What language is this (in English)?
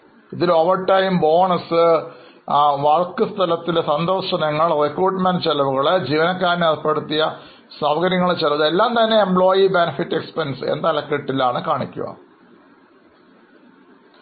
Malayalam